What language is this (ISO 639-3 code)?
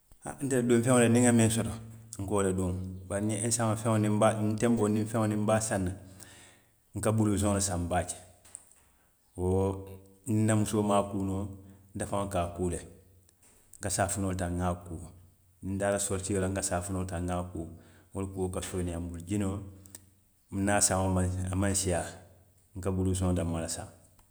mlq